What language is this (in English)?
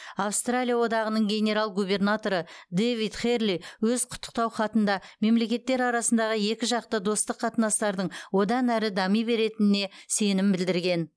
Kazakh